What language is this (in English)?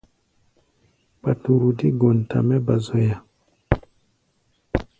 Gbaya